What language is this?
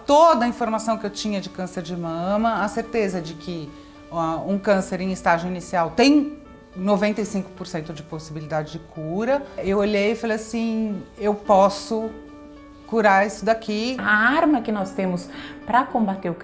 Portuguese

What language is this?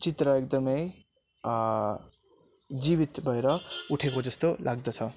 Nepali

